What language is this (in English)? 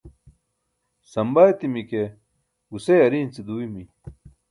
Burushaski